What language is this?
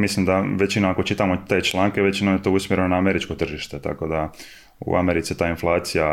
Croatian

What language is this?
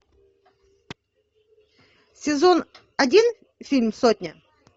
Russian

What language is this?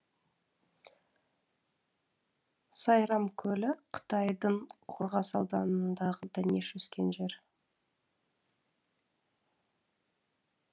Kazakh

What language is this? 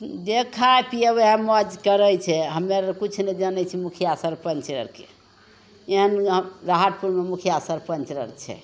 Maithili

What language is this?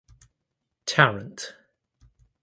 English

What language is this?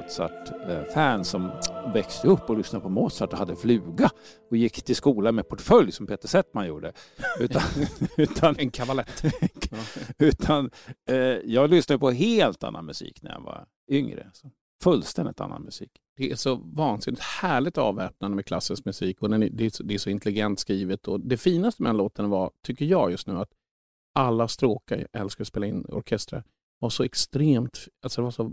Swedish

